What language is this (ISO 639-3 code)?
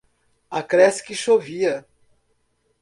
por